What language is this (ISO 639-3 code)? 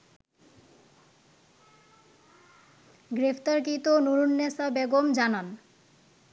ben